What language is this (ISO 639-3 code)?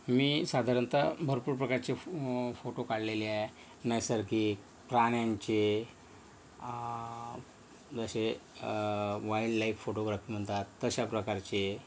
mar